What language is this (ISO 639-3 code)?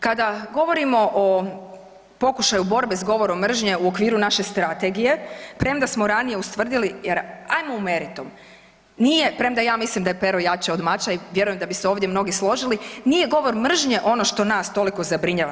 hrv